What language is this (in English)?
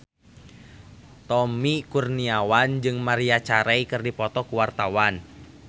Sundanese